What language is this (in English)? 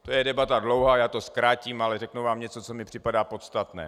Czech